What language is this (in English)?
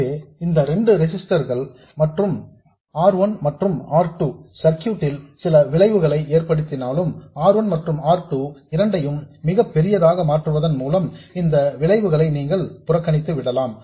Tamil